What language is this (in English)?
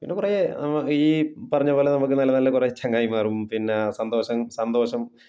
Malayalam